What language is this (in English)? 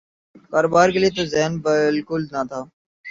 Urdu